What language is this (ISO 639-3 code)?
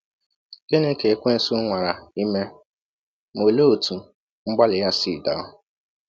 ibo